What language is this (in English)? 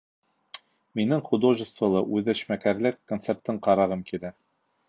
Bashkir